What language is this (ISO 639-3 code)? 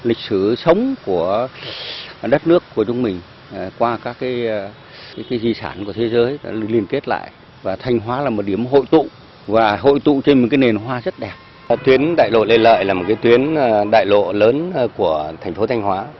vie